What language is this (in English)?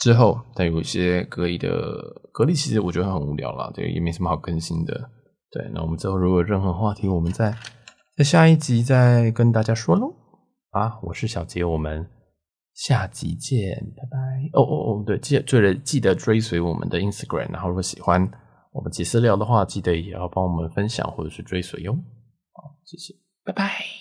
Chinese